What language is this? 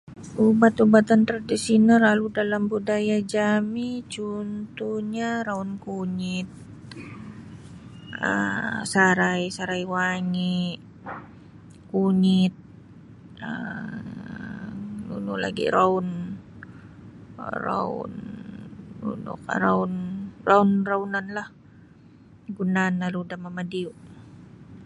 Sabah Bisaya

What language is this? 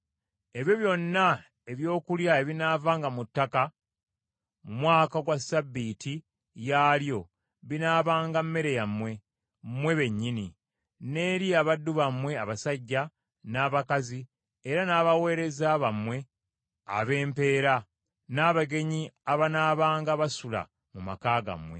Ganda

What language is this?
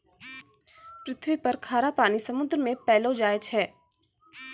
Maithili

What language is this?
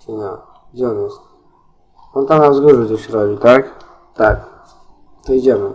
Polish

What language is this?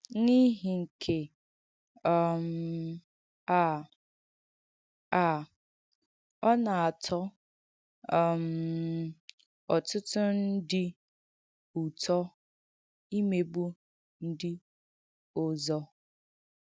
Igbo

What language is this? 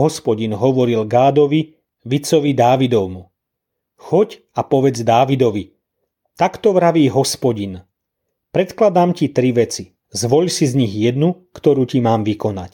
Slovak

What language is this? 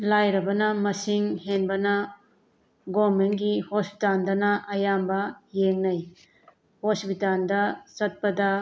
Manipuri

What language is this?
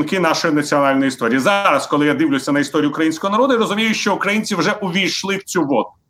Ukrainian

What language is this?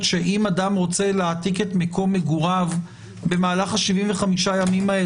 Hebrew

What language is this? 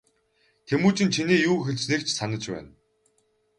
Mongolian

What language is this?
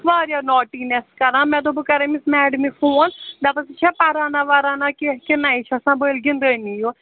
Kashmiri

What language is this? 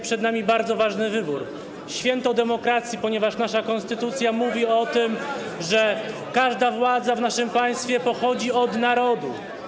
Polish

